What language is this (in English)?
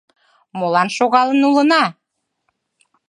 Mari